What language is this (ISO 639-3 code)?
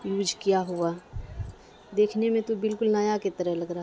urd